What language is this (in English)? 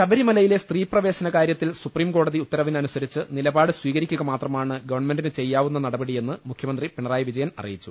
Malayalam